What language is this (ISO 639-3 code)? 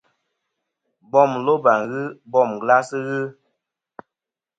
bkm